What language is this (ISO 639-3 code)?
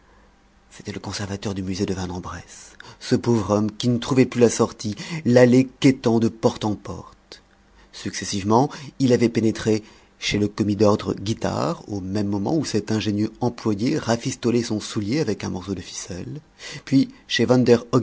fra